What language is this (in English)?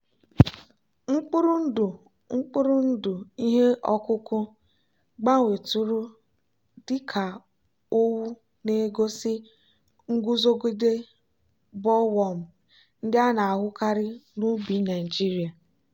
Igbo